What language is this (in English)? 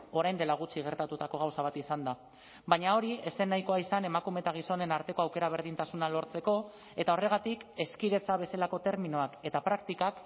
Basque